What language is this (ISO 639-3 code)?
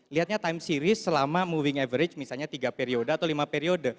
ind